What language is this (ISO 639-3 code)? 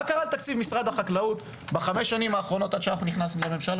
heb